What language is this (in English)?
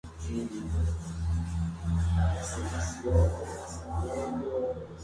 Spanish